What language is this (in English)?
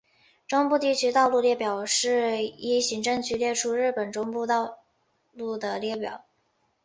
Chinese